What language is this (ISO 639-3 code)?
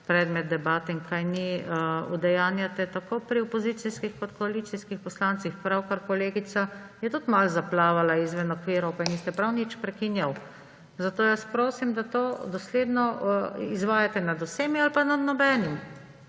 slv